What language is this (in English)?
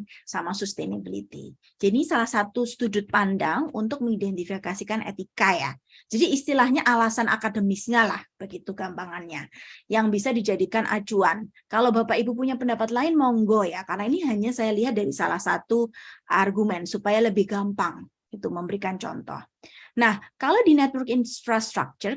Indonesian